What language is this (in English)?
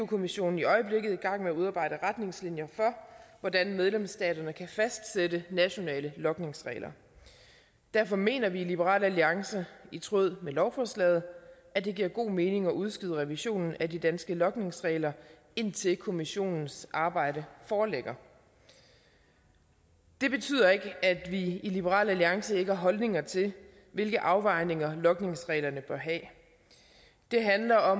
Danish